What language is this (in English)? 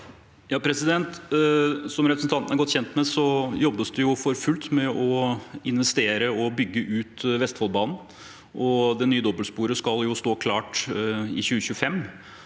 Norwegian